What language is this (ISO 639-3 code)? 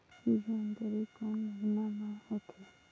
hne